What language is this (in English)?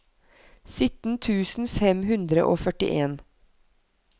Norwegian